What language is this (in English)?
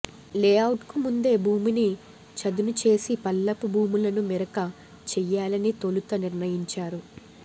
Telugu